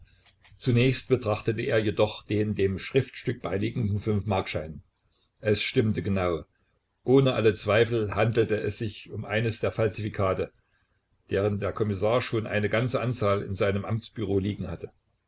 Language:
German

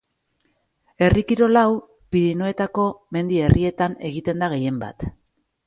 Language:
Basque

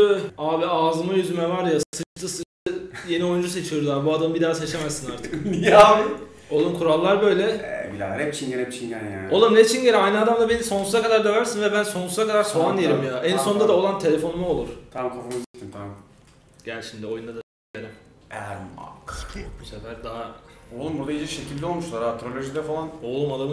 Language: Turkish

